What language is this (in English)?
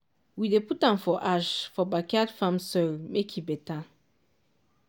Nigerian Pidgin